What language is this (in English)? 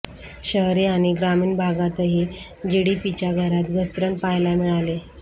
Marathi